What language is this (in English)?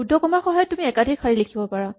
Assamese